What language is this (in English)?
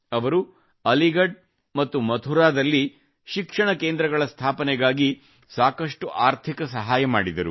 Kannada